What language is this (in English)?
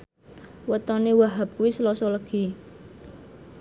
Javanese